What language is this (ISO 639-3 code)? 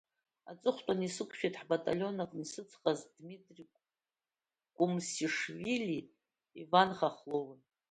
abk